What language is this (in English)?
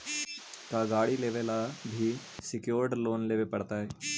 Magahi